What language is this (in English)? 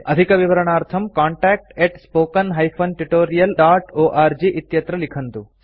Sanskrit